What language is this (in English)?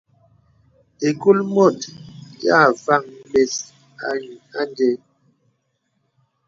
Bebele